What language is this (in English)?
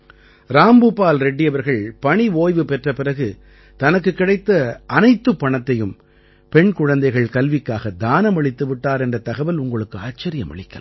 Tamil